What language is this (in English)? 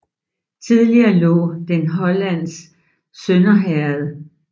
Danish